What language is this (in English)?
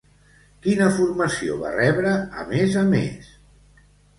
Catalan